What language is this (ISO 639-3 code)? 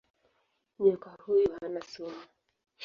swa